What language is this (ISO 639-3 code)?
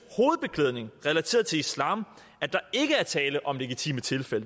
dan